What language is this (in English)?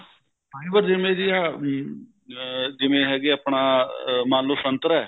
Punjabi